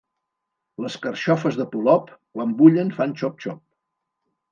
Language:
Catalan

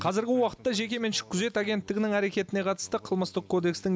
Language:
Kazakh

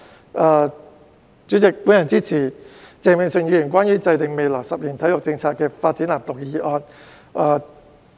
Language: Cantonese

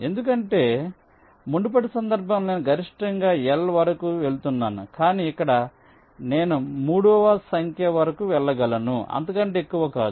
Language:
Telugu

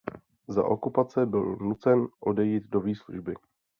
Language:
Czech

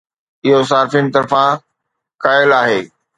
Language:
Sindhi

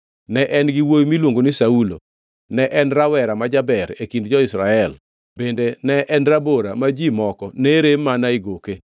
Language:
Luo (Kenya and Tanzania)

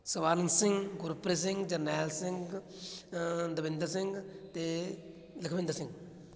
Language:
Punjabi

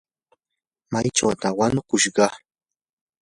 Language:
Yanahuanca Pasco Quechua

